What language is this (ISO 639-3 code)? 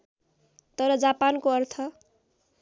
nep